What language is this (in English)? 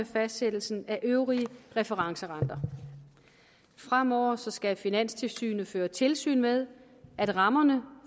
Danish